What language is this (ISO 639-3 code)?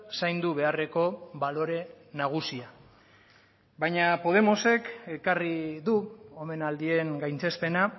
eus